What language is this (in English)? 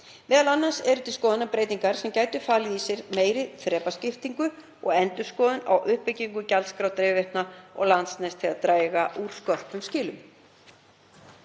Icelandic